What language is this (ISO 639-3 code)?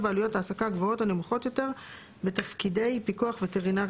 heb